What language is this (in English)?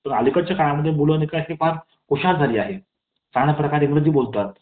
Marathi